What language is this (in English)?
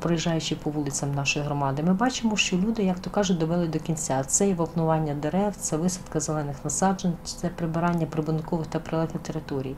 Ukrainian